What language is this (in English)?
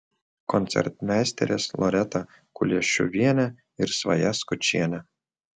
Lithuanian